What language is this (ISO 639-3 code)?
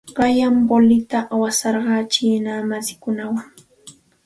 qxt